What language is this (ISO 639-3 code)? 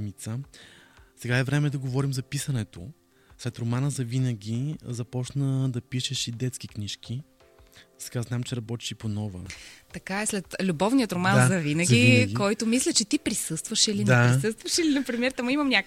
bul